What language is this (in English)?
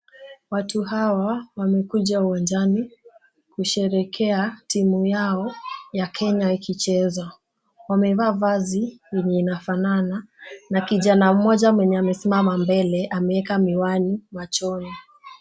Swahili